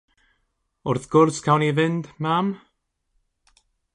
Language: Welsh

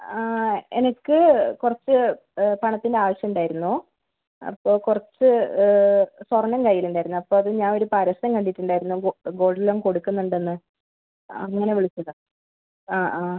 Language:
Malayalam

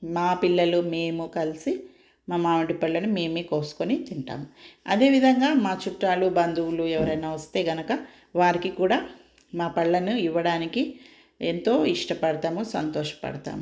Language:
Telugu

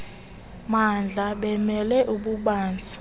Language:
Xhosa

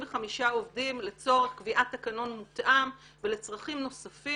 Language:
Hebrew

